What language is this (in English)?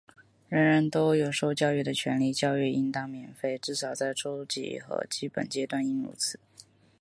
Chinese